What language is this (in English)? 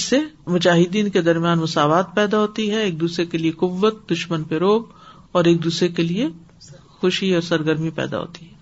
Urdu